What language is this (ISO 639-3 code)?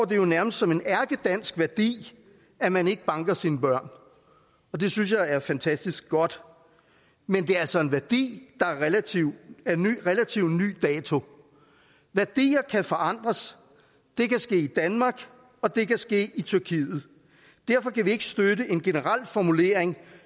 dan